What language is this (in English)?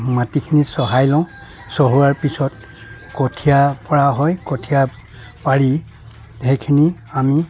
Assamese